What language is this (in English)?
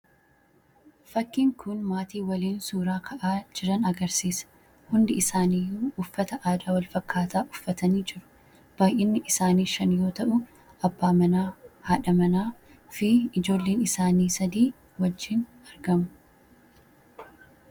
Oromo